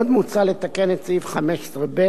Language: Hebrew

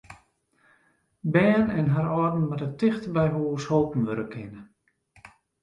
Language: Western Frisian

